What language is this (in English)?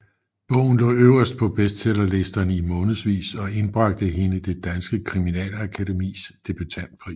Danish